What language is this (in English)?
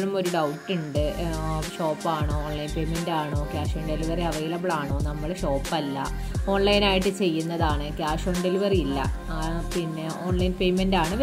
Malayalam